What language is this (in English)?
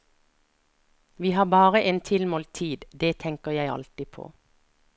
Norwegian